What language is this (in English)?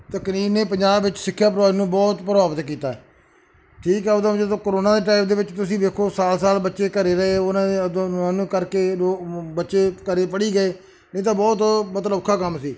Punjabi